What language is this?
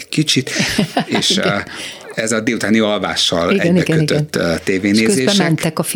Hungarian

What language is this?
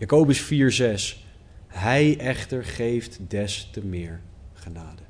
Dutch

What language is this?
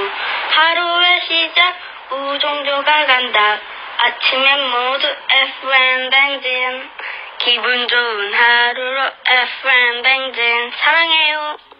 Korean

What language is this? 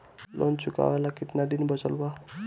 Bhojpuri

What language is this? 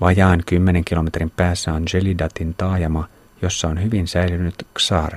Finnish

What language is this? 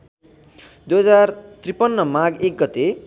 Nepali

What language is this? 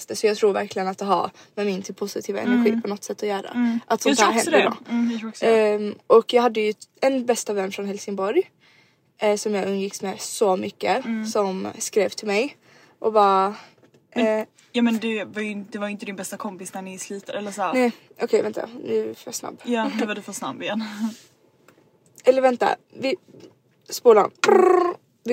Swedish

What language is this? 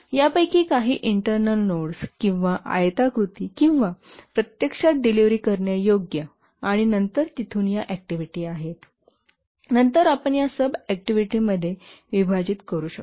Marathi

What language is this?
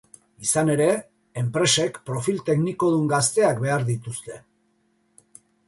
Basque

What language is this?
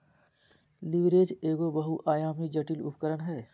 Magahi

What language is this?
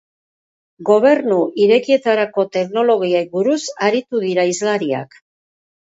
Basque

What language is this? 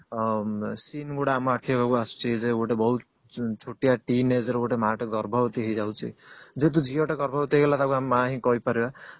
Odia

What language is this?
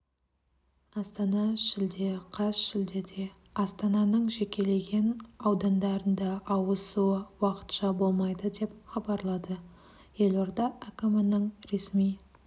Kazakh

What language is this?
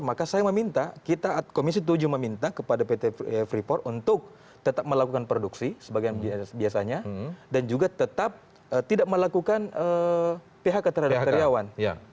Indonesian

